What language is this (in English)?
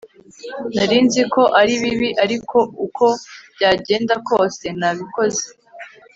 Kinyarwanda